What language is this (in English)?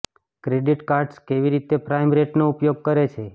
Gujarati